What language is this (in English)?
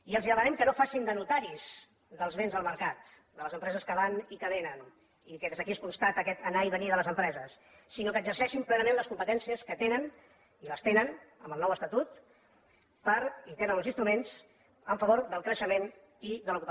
Catalan